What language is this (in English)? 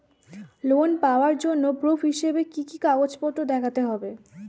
Bangla